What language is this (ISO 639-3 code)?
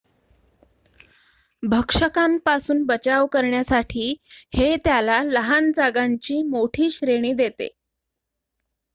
mar